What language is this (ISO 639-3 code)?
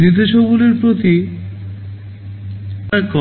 ben